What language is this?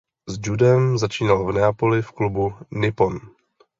Czech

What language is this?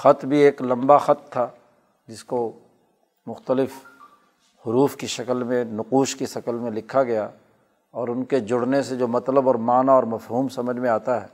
Urdu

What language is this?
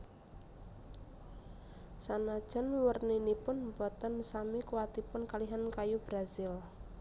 Javanese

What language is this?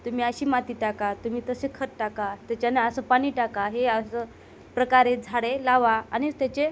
Marathi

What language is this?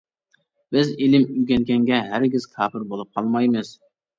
Uyghur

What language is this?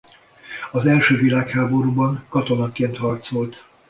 Hungarian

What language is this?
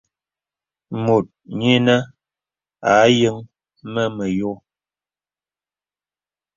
Bebele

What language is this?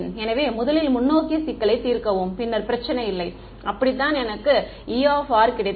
Tamil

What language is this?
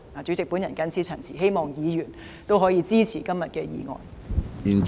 Cantonese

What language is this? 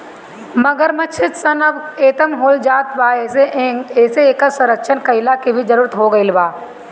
Bhojpuri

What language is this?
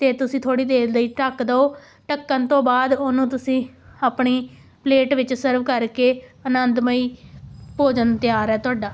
Punjabi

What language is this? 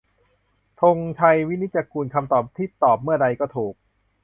Thai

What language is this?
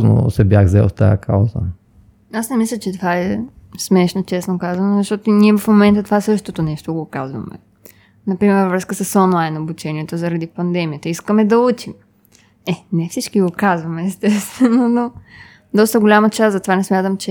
Bulgarian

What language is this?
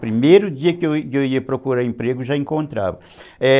Portuguese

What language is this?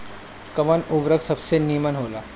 Bhojpuri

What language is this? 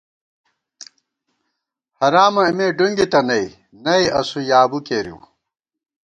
Gawar-Bati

